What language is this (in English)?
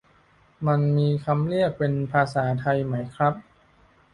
Thai